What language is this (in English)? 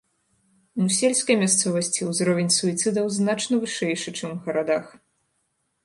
Belarusian